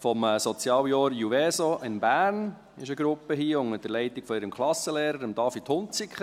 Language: Swiss German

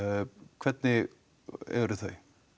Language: Icelandic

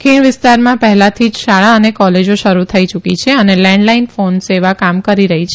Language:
Gujarati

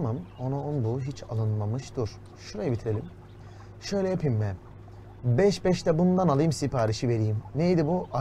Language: Turkish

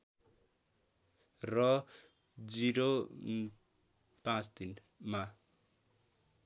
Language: Nepali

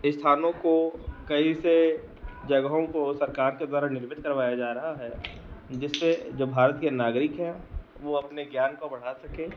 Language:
Hindi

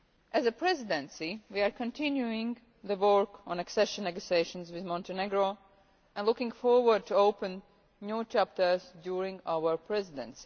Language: English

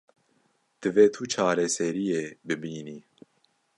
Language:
Kurdish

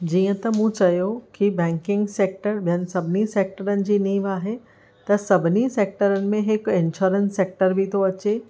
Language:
Sindhi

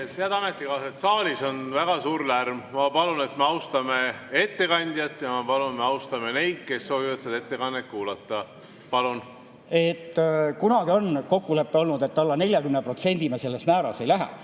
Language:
Estonian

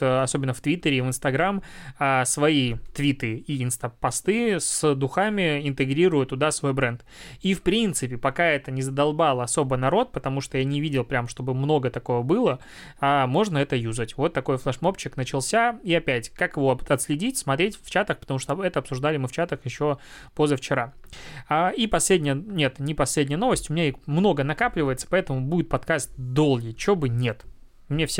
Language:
Russian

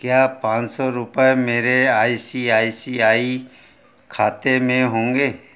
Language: Hindi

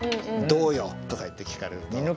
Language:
Japanese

